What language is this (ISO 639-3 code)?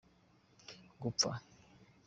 kin